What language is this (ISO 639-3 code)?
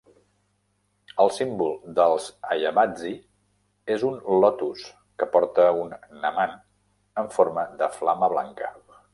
cat